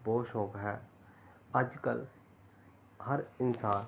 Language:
Punjabi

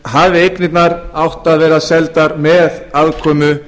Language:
Icelandic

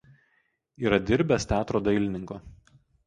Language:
Lithuanian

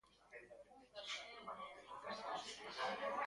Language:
Galician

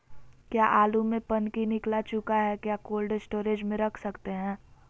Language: Magahi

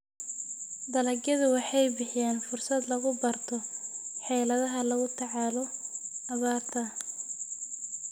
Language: Somali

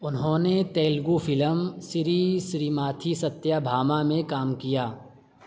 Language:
Urdu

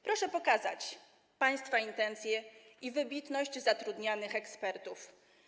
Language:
Polish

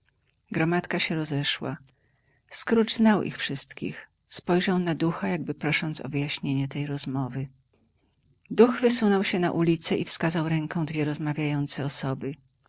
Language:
Polish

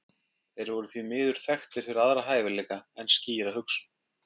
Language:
Icelandic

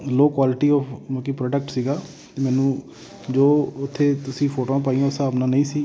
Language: Punjabi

